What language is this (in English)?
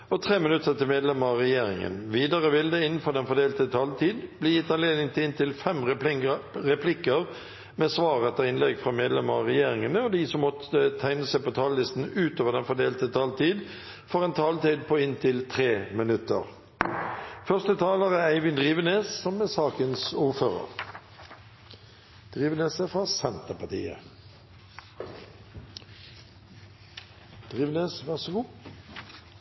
Norwegian Bokmål